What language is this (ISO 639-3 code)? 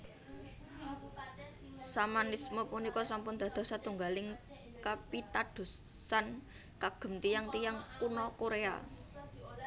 jav